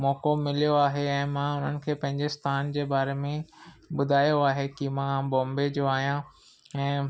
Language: Sindhi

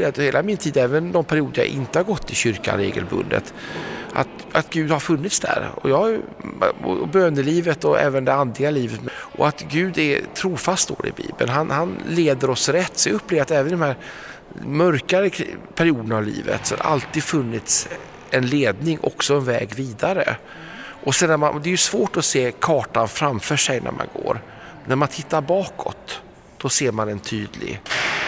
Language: Swedish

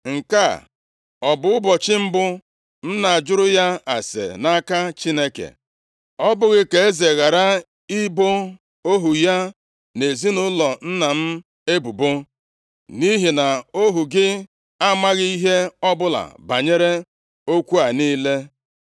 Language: Igbo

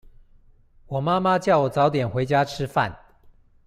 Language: Chinese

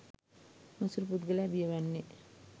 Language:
Sinhala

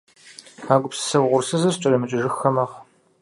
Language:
Kabardian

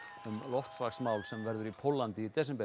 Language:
Icelandic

